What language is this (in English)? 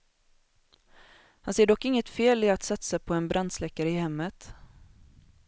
Swedish